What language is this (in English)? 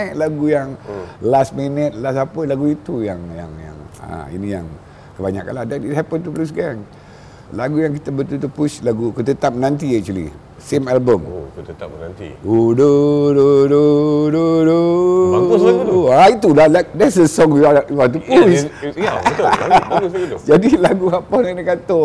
Malay